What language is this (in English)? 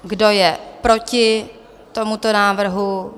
Czech